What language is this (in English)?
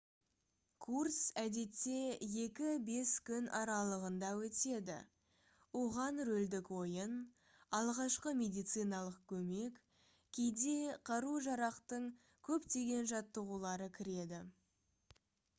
Kazakh